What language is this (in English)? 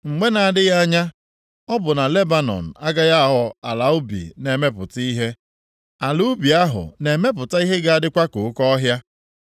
Igbo